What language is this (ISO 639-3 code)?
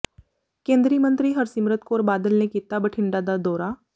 pan